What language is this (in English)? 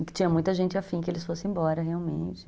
Portuguese